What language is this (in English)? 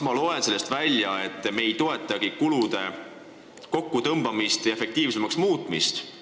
Estonian